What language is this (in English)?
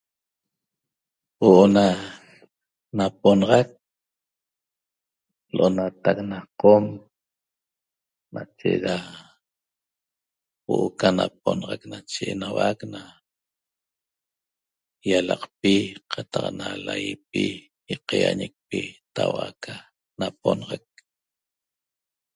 Toba